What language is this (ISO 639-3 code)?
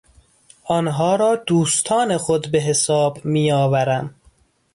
fas